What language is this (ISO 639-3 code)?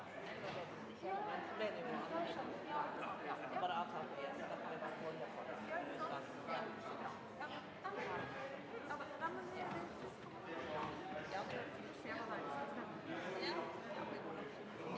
nor